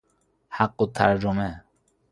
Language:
Persian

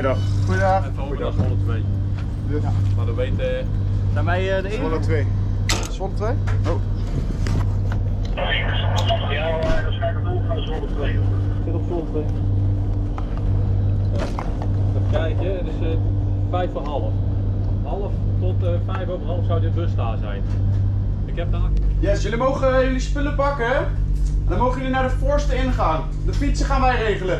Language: Dutch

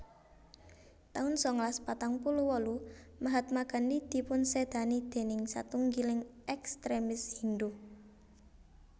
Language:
Javanese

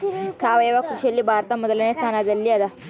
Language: Kannada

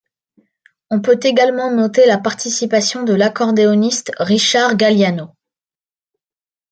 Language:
French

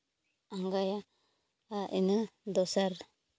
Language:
Santali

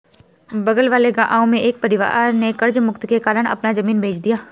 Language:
Hindi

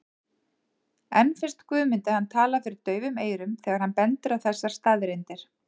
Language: Icelandic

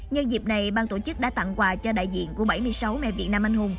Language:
Vietnamese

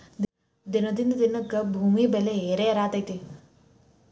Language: Kannada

